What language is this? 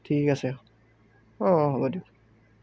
Assamese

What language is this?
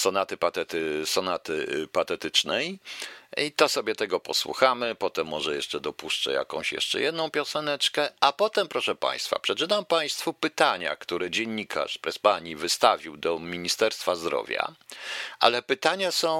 Polish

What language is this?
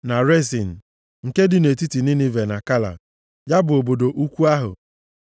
Igbo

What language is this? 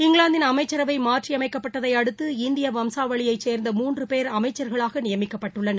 Tamil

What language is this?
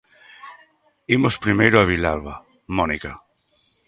Galician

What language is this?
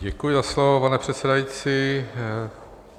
Czech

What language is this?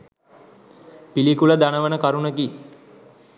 Sinhala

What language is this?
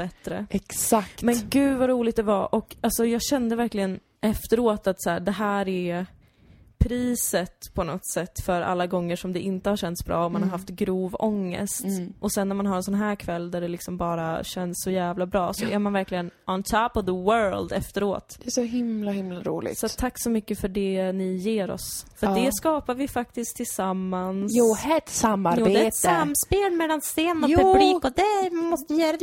Swedish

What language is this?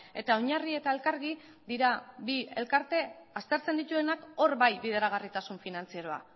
Basque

